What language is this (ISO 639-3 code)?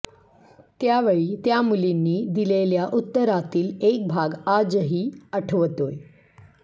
mar